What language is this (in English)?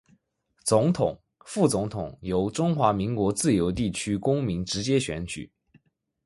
Chinese